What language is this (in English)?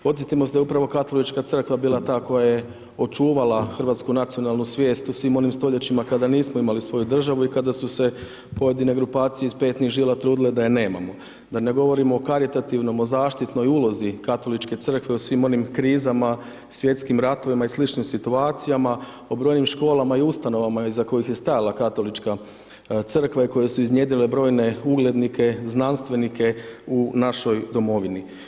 Croatian